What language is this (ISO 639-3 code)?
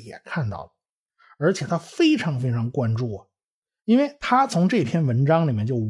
zho